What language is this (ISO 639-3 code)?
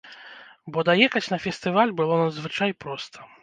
bel